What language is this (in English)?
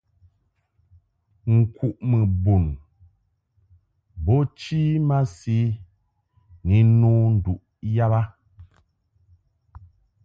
Mungaka